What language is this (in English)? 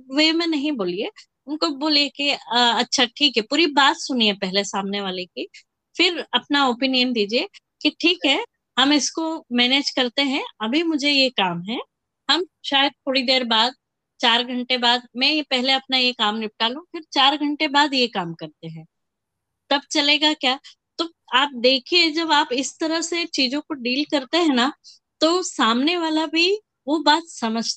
Hindi